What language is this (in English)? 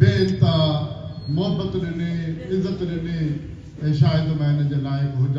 Punjabi